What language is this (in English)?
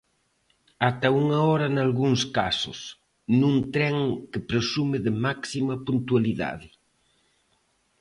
Galician